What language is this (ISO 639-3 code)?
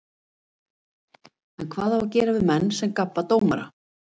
isl